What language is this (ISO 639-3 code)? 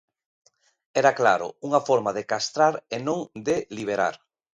glg